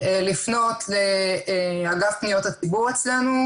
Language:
Hebrew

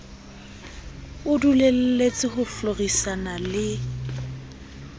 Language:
Southern Sotho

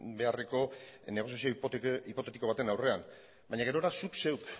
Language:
Basque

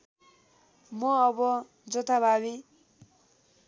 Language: Nepali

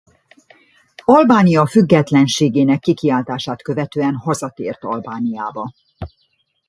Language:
Hungarian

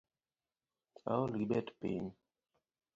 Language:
Luo (Kenya and Tanzania)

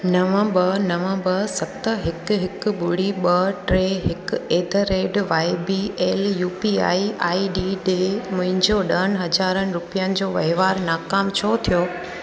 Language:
Sindhi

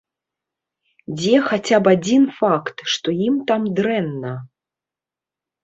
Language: Belarusian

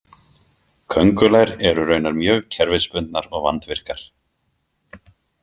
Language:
Icelandic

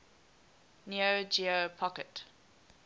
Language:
English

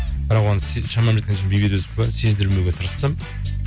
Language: Kazakh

